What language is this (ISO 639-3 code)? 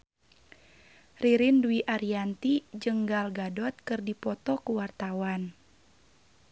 sun